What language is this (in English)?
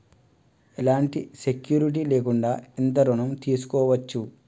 Telugu